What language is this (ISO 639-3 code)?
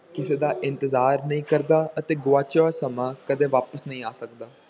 pan